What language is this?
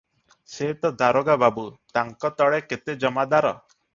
Odia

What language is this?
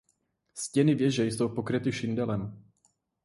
Czech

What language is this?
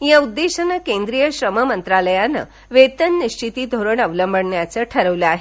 Marathi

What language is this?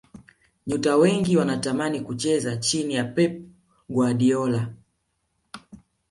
Swahili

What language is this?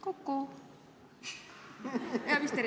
Estonian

